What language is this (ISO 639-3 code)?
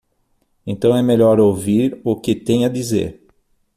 por